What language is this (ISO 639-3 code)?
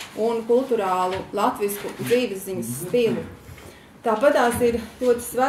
lav